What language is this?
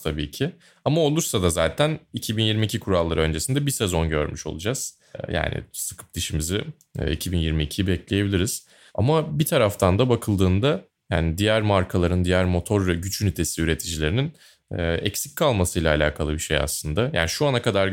Turkish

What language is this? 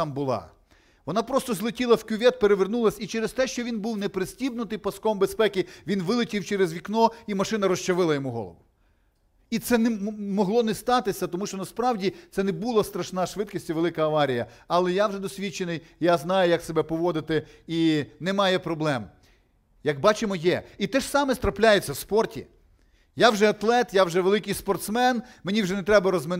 Ukrainian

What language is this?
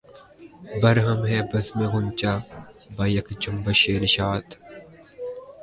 Urdu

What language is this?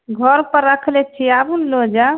Maithili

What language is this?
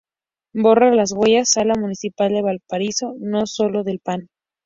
Spanish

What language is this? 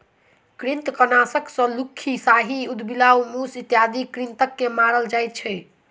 Maithili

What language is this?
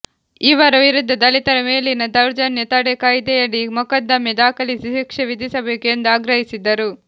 Kannada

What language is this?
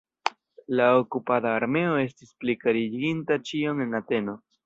Esperanto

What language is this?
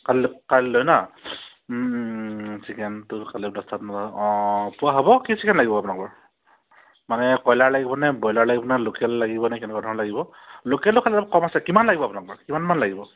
Assamese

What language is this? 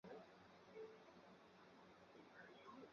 Chinese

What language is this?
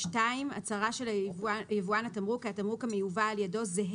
Hebrew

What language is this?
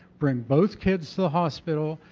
English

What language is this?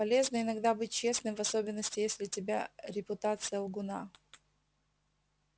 Russian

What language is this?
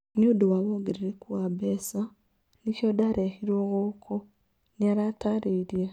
Kikuyu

